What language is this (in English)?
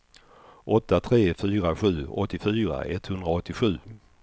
Swedish